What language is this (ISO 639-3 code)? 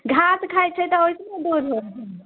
mai